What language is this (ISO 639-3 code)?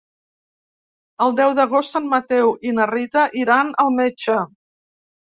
cat